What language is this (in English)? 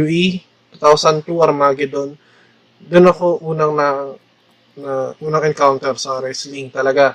Filipino